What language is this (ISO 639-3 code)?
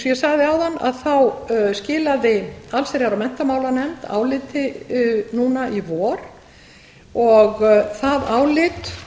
isl